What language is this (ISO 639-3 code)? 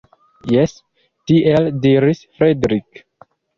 epo